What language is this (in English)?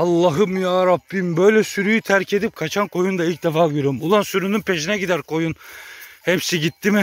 Turkish